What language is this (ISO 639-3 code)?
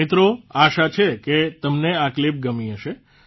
guj